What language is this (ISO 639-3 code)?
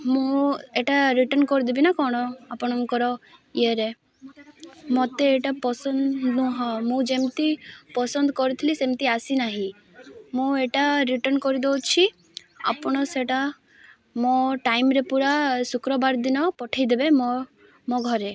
ori